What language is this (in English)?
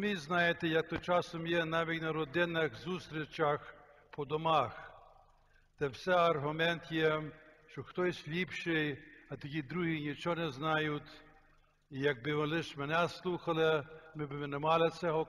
Ukrainian